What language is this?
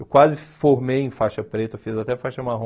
Portuguese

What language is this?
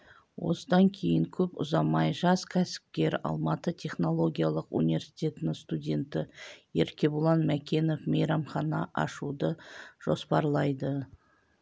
Kazakh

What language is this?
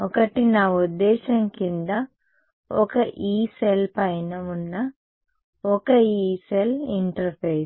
Telugu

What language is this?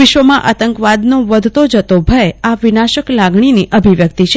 Gujarati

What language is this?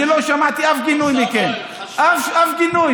Hebrew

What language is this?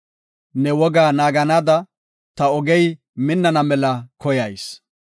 Gofa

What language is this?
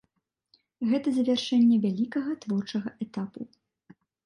Belarusian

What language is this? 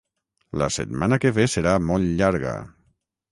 Catalan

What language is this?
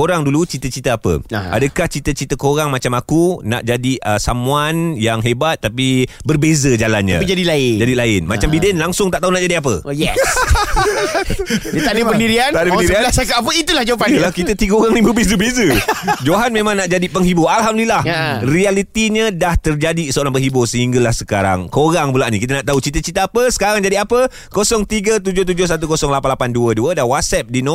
Malay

